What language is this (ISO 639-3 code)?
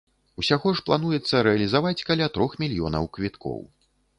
bel